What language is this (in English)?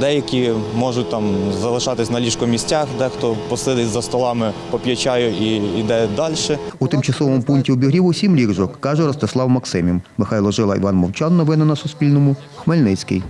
Ukrainian